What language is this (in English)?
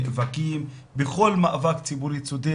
Hebrew